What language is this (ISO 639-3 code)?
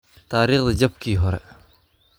som